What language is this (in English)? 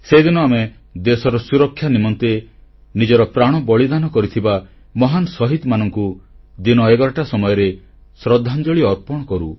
Odia